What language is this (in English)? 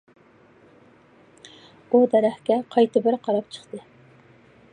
Uyghur